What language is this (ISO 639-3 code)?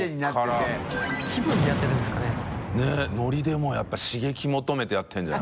jpn